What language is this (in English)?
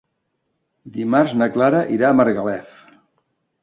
Catalan